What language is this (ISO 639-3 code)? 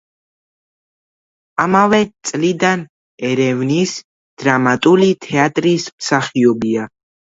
kat